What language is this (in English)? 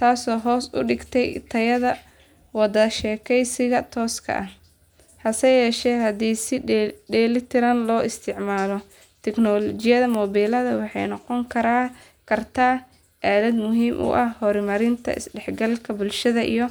Somali